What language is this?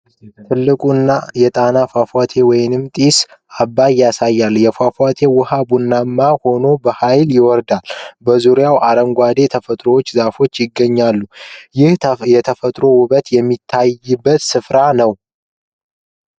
Amharic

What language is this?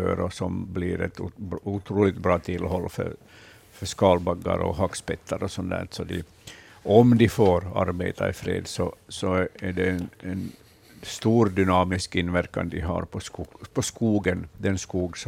Swedish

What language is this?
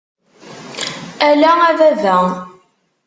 Kabyle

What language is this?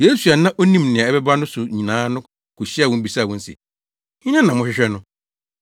Akan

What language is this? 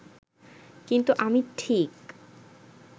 Bangla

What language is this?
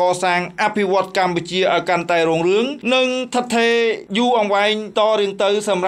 Thai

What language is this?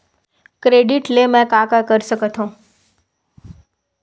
Chhattisgarhi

